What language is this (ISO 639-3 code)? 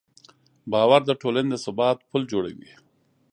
pus